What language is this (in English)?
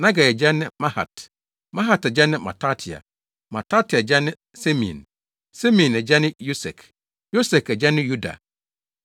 Akan